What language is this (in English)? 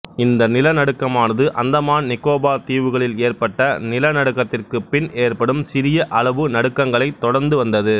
Tamil